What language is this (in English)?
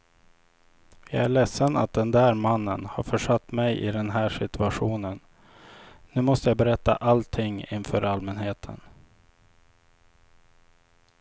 Swedish